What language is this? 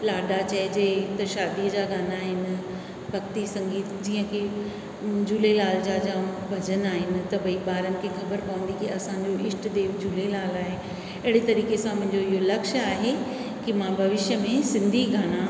Sindhi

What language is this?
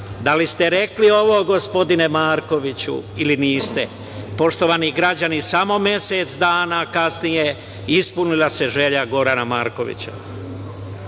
Serbian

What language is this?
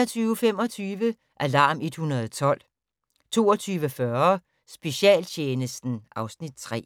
Danish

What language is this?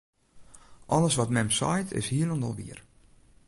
Western Frisian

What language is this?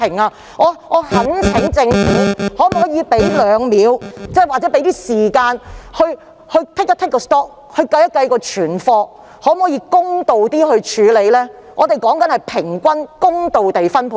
Cantonese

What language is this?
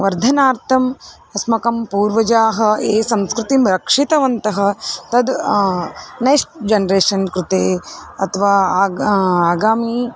Sanskrit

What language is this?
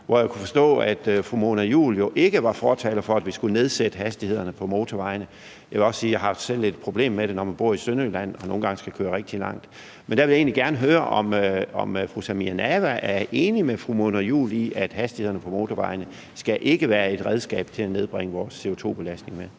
Danish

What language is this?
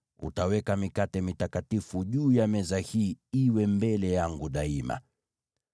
Swahili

